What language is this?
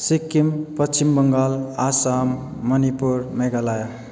Nepali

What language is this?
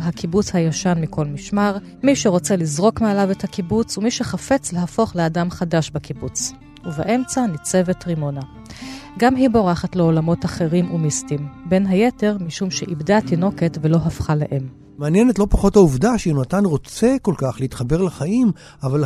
Hebrew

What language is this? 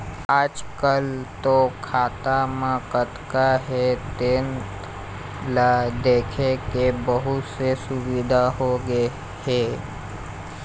Chhattisgarhi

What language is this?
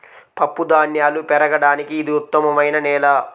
Telugu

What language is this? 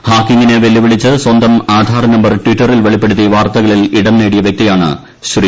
Malayalam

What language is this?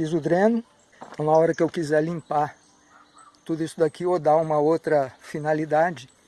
Portuguese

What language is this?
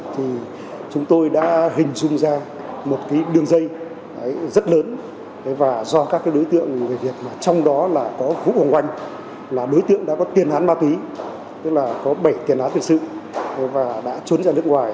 Vietnamese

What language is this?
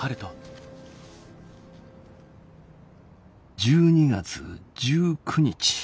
Japanese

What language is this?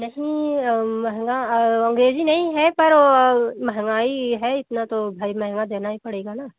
Hindi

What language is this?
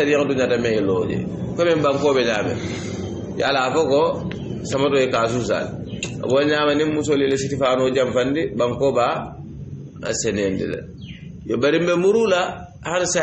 Arabic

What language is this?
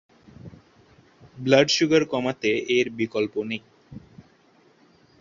Bangla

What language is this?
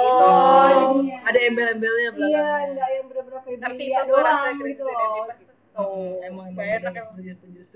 Indonesian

